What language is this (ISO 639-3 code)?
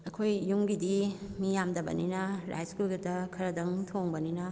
mni